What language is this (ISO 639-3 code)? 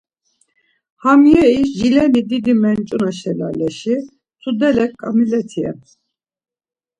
lzz